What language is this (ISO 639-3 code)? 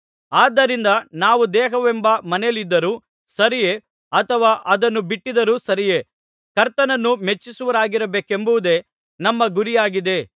kan